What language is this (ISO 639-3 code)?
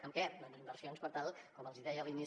cat